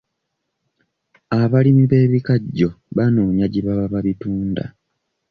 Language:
Ganda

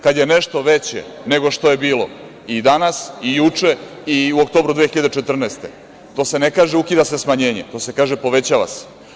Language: Serbian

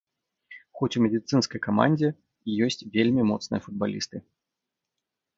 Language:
Belarusian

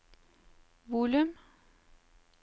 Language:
Norwegian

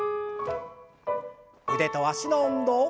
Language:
Japanese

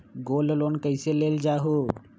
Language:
Magahi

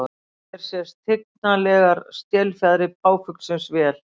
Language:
Icelandic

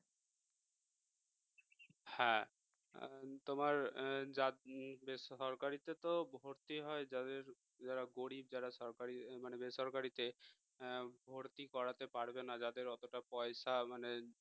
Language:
Bangla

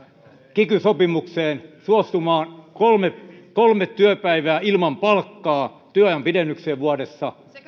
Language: Finnish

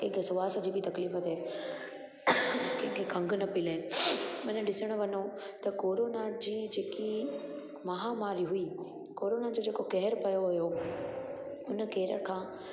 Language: Sindhi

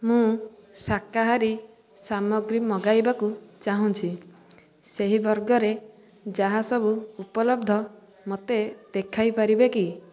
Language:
Odia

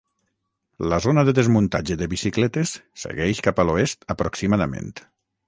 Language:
Catalan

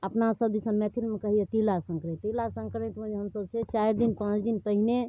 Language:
Maithili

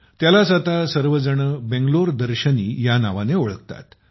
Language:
Marathi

